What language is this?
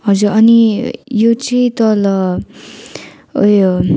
Nepali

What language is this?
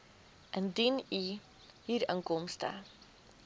Afrikaans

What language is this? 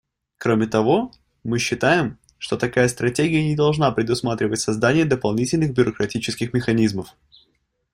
Russian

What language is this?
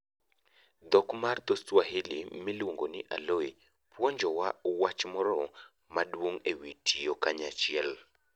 Luo (Kenya and Tanzania)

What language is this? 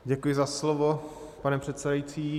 Czech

